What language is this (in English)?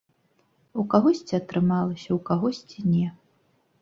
Belarusian